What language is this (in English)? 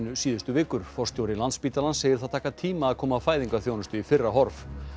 Icelandic